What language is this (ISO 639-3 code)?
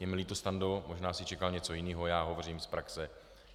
ces